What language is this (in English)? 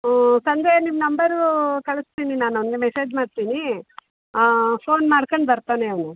Kannada